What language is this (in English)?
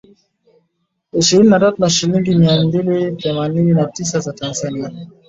Swahili